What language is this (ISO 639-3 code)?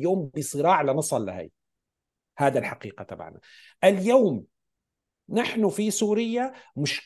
ara